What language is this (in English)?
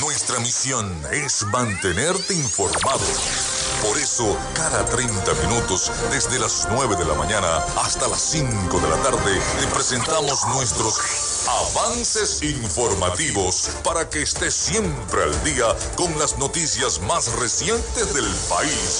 Spanish